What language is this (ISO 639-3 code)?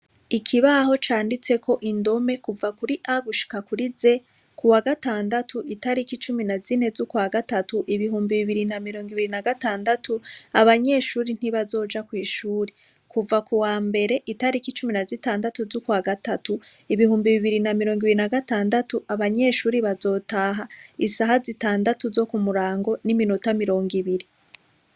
run